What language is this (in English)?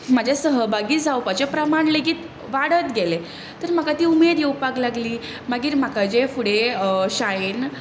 Konkani